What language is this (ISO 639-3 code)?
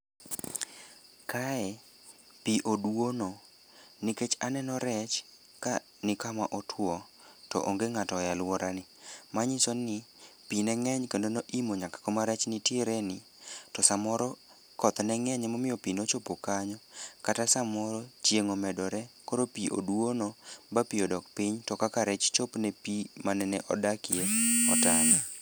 luo